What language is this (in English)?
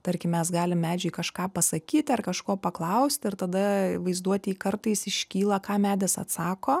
Lithuanian